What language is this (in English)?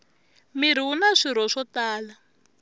Tsonga